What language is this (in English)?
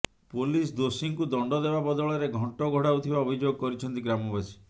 Odia